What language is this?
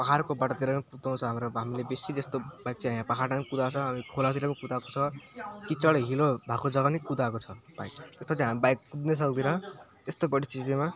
Nepali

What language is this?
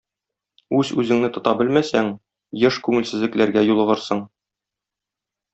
Tatar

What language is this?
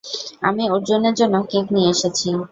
Bangla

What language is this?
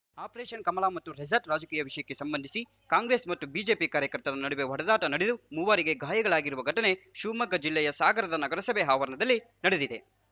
Kannada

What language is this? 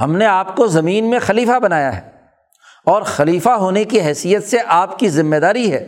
Urdu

